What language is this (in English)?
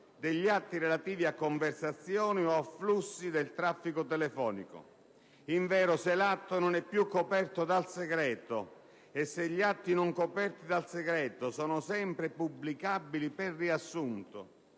Italian